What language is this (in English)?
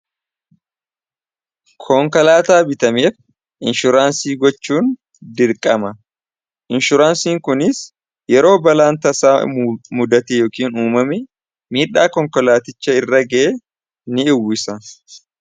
Oromo